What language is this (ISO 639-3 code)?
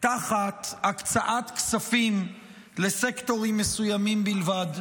heb